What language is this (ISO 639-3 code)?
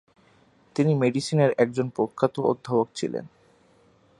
ben